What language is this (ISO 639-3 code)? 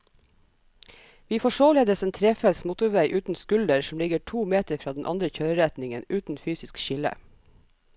nor